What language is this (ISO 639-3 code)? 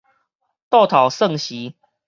nan